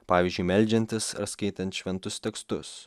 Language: Lithuanian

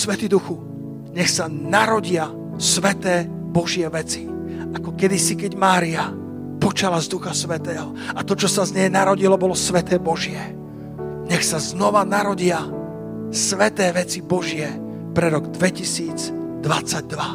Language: Slovak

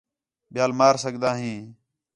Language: Khetrani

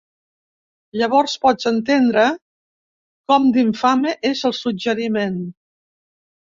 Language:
Catalan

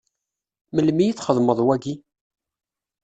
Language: Kabyle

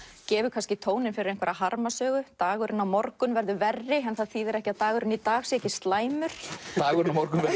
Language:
Icelandic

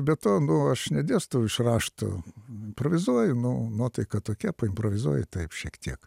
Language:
Lithuanian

